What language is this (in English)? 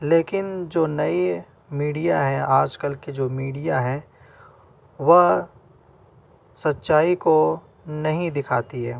Urdu